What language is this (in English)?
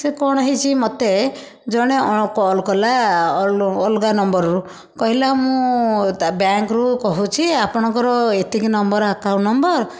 Odia